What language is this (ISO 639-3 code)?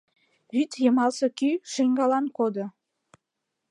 chm